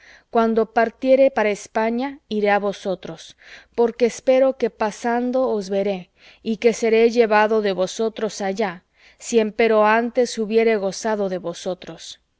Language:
Spanish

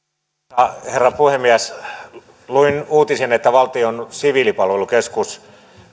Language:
Finnish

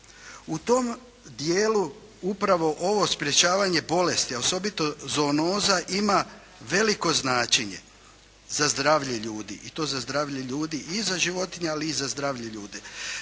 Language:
Croatian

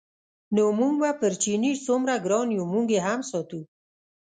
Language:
Pashto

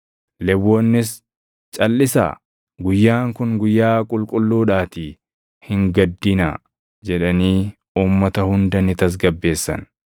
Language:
Oromo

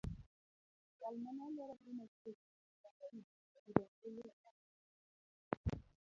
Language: Luo (Kenya and Tanzania)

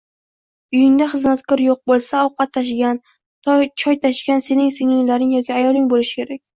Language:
Uzbek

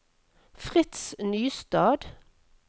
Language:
Norwegian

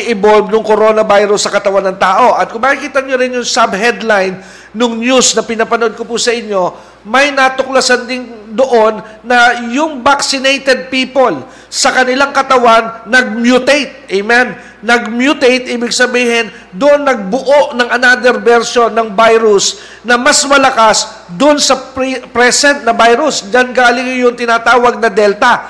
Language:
Filipino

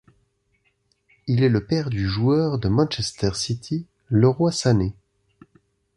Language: French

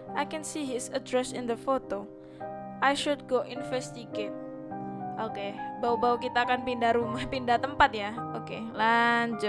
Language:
Indonesian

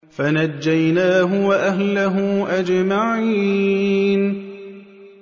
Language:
Arabic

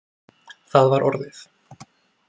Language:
Icelandic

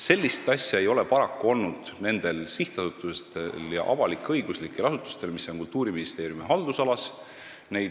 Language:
Estonian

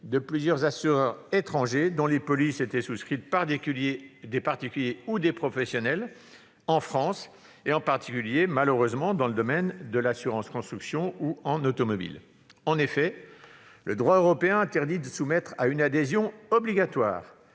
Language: French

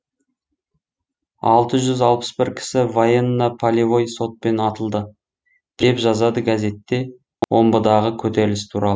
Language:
Kazakh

